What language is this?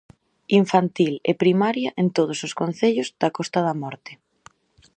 Galician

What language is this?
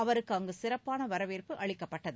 Tamil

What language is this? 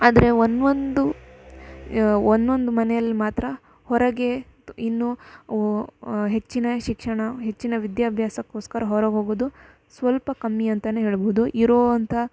Kannada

